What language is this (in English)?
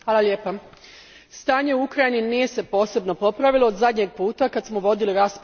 Croatian